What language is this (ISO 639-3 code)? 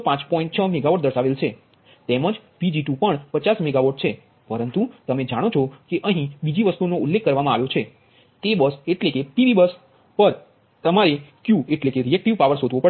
guj